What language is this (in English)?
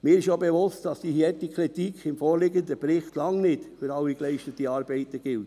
Swiss German